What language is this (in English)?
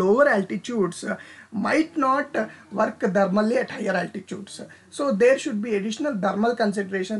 English